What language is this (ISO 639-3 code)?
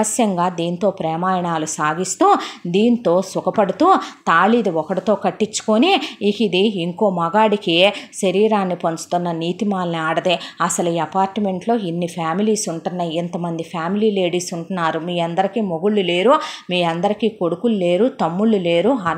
tel